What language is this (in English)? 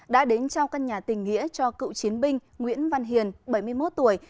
Vietnamese